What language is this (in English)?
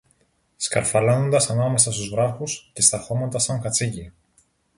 Greek